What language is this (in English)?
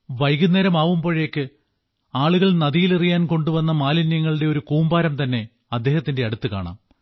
Malayalam